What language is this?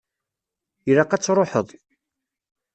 Kabyle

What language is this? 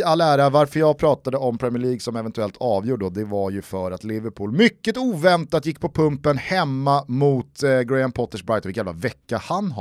Swedish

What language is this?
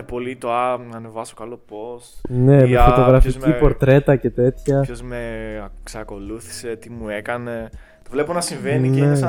Greek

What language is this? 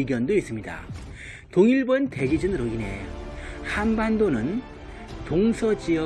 Korean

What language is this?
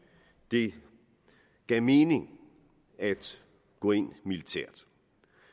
Danish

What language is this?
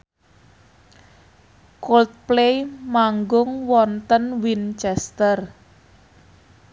Javanese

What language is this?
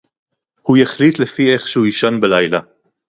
Hebrew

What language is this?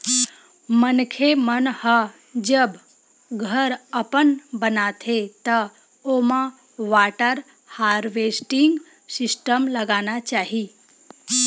Chhattisgarhi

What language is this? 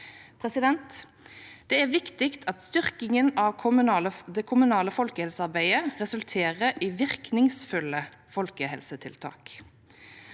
Norwegian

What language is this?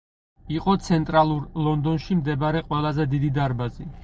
Georgian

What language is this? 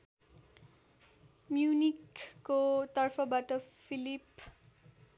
Nepali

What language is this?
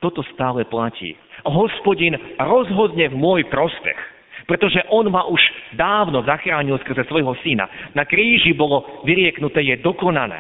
Slovak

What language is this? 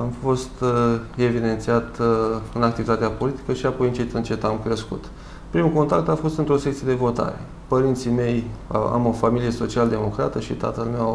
Romanian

